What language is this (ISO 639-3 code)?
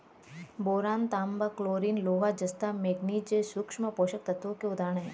hin